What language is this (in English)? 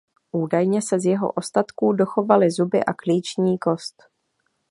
Czech